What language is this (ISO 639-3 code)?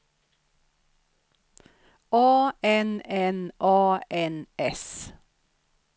swe